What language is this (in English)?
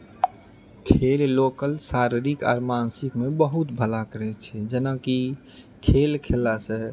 Maithili